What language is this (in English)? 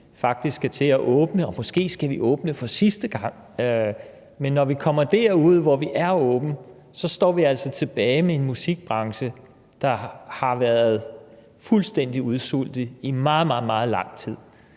Danish